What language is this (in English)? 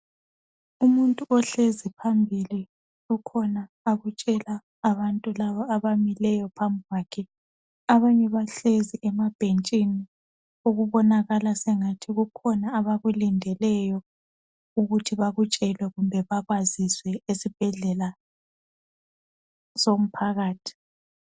North Ndebele